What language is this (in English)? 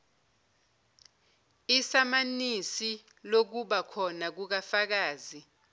Zulu